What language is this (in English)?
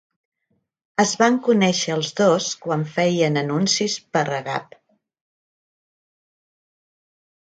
Catalan